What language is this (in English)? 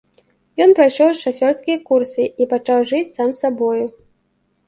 Belarusian